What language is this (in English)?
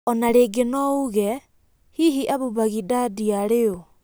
Kikuyu